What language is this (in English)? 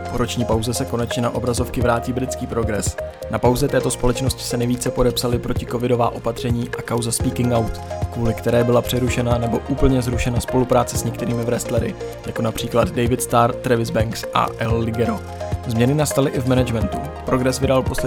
Czech